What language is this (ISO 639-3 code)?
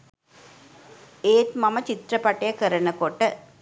sin